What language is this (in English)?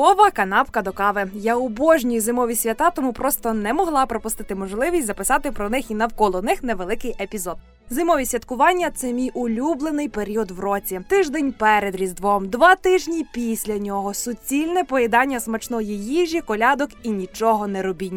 Ukrainian